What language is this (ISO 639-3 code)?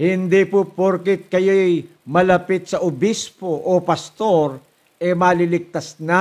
fil